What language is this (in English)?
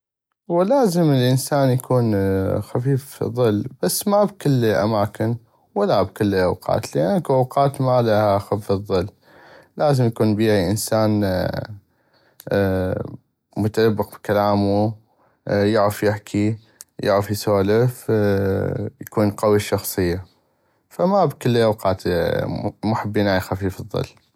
North Mesopotamian Arabic